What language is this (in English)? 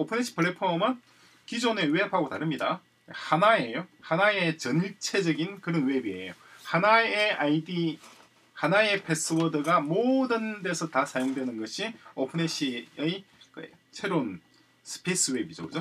Korean